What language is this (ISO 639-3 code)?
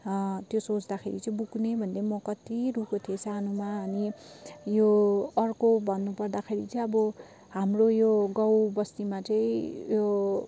nep